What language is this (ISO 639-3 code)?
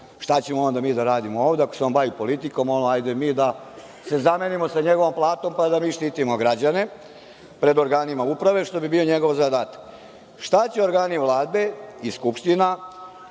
srp